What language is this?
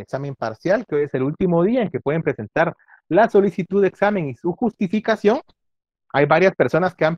Spanish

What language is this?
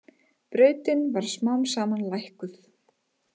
Icelandic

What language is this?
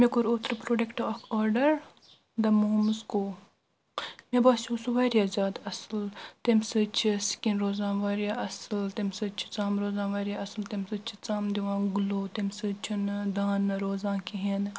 Kashmiri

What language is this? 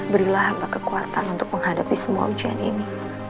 Indonesian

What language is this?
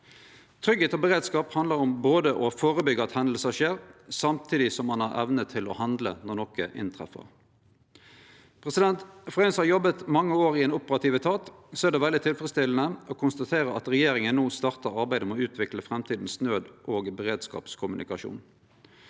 Norwegian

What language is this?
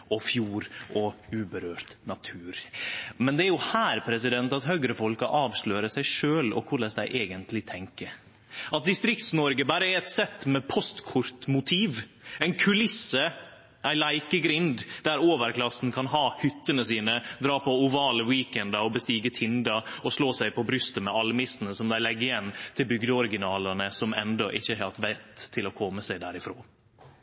Norwegian Nynorsk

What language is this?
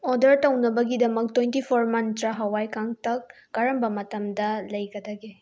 Manipuri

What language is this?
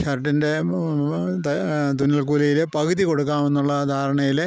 Malayalam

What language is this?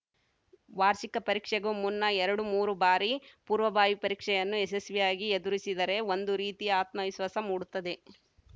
Kannada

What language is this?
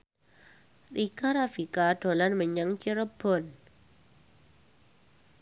Javanese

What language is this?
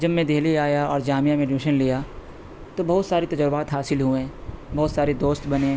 Urdu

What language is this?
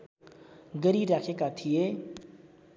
Nepali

